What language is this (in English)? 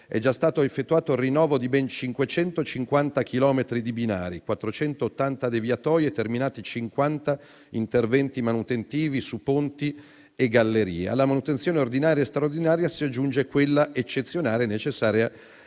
Italian